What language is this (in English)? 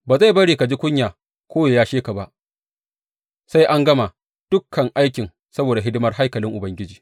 Hausa